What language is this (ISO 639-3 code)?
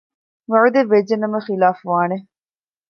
div